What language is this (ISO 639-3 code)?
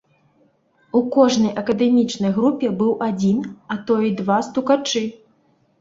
bel